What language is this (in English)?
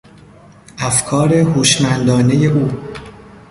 Persian